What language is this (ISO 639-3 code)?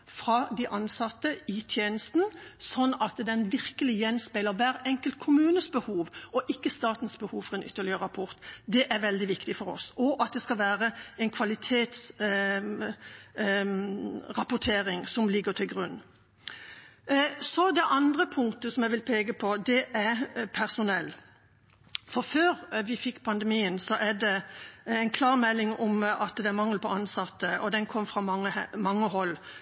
nob